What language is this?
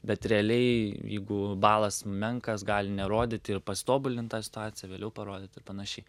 Lithuanian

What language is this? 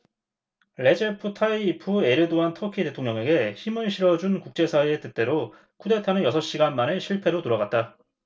Korean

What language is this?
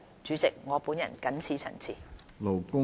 Cantonese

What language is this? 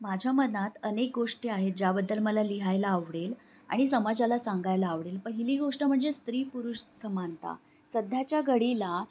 Marathi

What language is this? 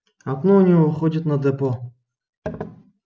Russian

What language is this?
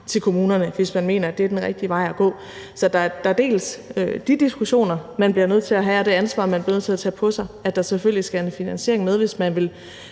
Danish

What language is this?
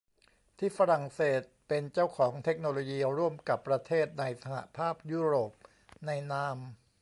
Thai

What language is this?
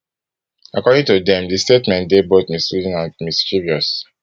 Nigerian Pidgin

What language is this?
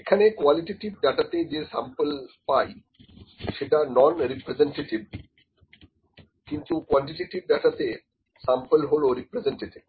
Bangla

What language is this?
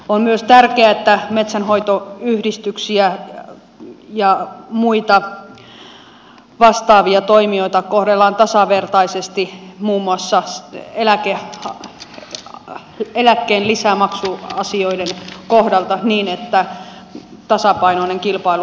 Finnish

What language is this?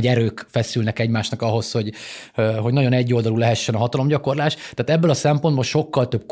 Hungarian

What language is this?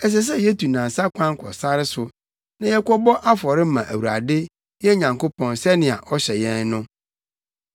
Akan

